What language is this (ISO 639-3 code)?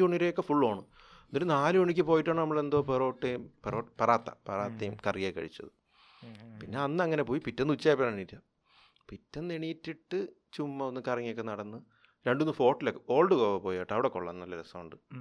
mal